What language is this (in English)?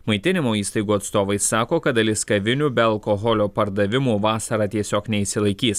Lithuanian